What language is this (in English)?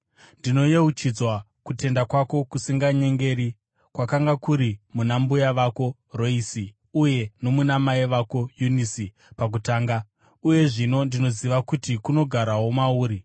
Shona